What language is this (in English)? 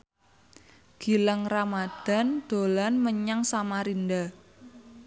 Javanese